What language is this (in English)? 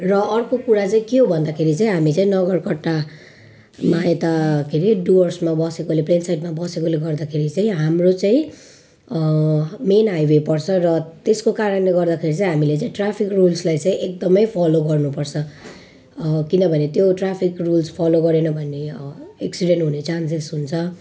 Nepali